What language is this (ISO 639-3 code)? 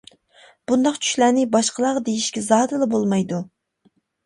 uig